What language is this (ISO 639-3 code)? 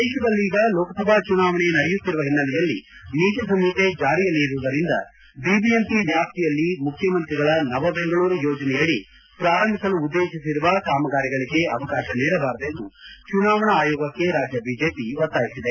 kan